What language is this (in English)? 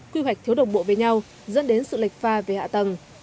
Vietnamese